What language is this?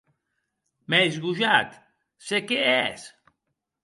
Occitan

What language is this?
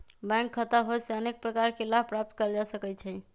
Magahi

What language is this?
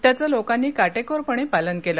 Marathi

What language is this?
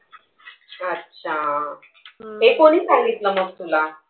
Marathi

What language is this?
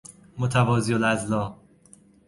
Persian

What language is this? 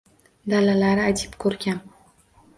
Uzbek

